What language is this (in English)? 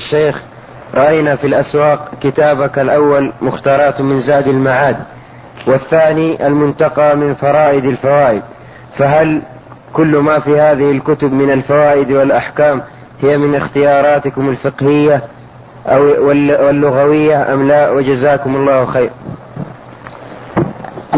Arabic